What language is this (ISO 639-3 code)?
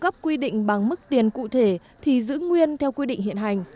vie